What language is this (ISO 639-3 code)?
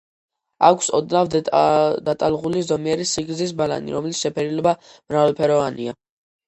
kat